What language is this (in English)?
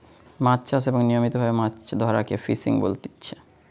Bangla